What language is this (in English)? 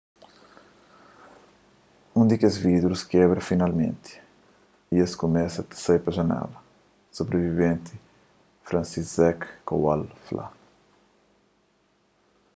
Kabuverdianu